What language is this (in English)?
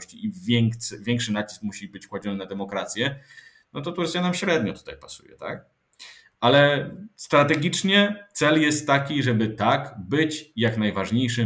Polish